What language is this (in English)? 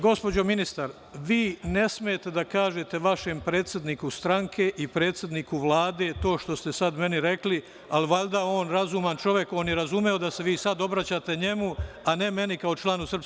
Serbian